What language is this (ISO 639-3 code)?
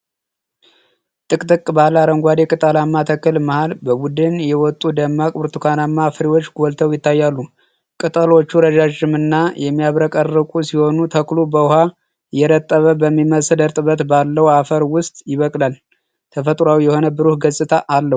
amh